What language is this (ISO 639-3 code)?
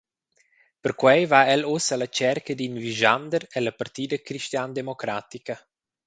roh